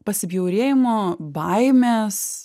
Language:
Lithuanian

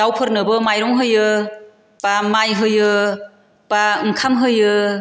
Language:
Bodo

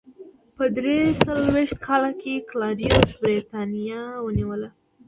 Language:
Pashto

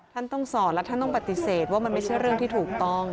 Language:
Thai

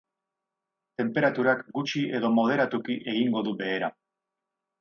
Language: Basque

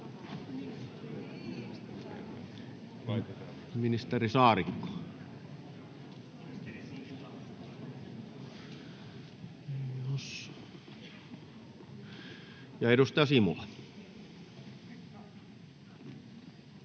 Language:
Finnish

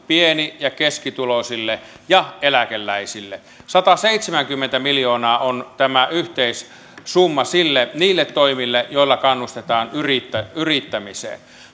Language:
Finnish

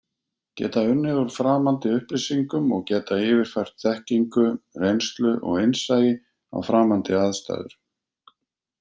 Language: Icelandic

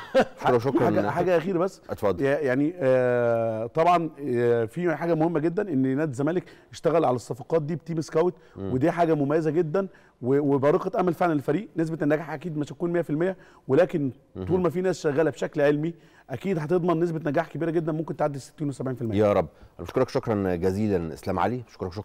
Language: Arabic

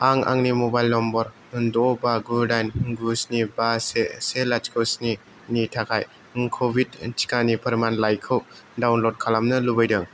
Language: Bodo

